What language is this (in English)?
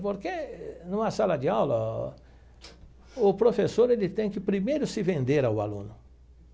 Portuguese